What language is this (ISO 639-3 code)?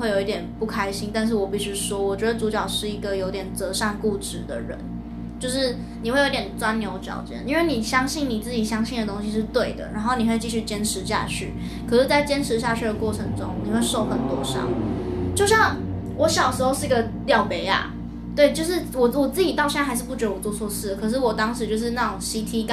zho